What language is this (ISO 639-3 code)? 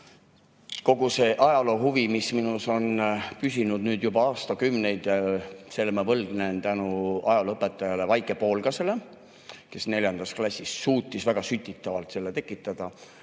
est